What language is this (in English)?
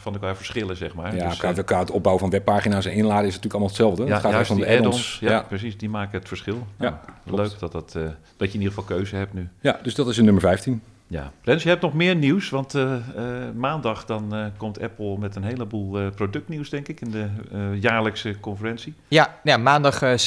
Dutch